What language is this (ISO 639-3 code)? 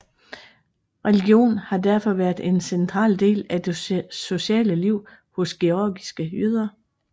dan